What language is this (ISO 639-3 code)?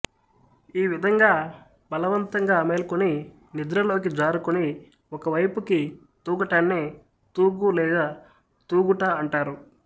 tel